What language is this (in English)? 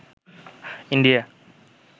Bangla